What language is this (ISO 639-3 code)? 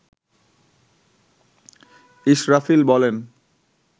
ben